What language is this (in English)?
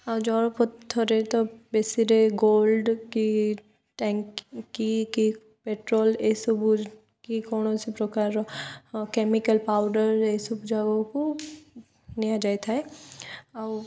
Odia